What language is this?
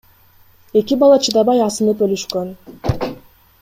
Kyrgyz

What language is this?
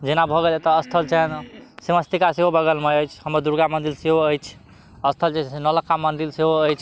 Maithili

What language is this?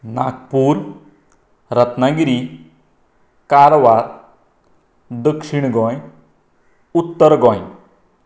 Konkani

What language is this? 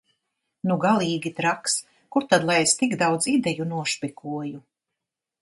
Latvian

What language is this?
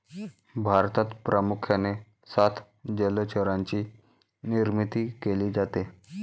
Marathi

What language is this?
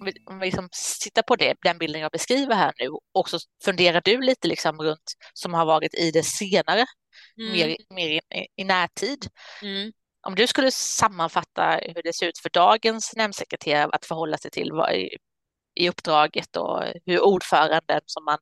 Swedish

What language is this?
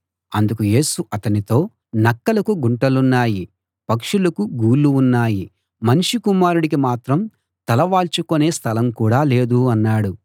Telugu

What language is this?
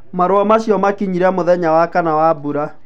Kikuyu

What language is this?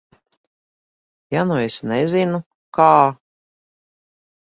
Latvian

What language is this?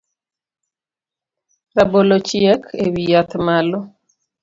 Luo (Kenya and Tanzania)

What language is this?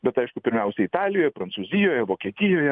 Lithuanian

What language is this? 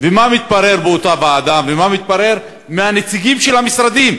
Hebrew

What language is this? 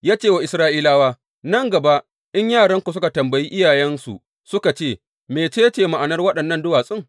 Hausa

